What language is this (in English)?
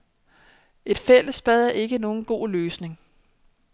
Danish